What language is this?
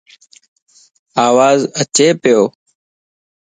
Lasi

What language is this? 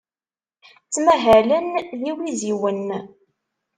Kabyle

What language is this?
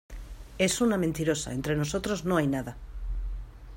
Spanish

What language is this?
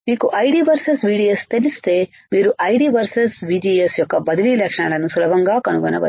Telugu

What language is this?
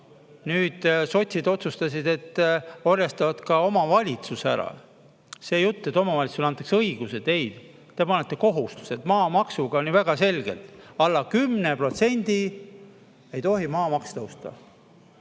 Estonian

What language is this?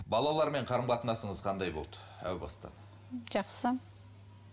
Kazakh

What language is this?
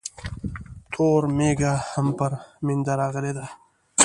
Pashto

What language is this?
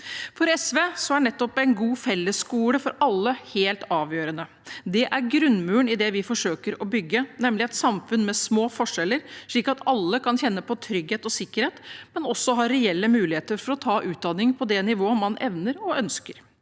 Norwegian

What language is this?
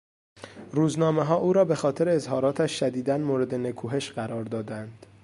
Persian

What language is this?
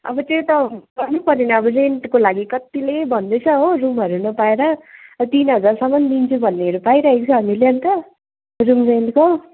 Nepali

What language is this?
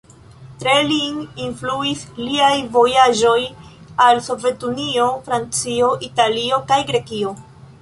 Esperanto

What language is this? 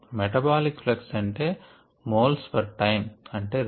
Telugu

